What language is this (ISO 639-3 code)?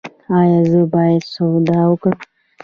pus